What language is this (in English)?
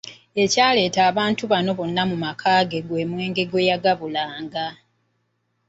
Ganda